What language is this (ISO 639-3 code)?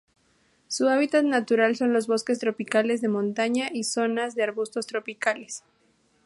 spa